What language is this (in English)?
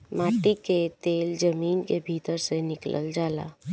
Bhojpuri